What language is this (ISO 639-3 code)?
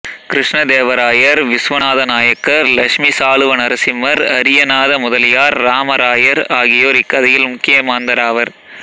tam